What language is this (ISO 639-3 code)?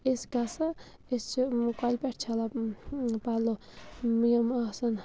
kas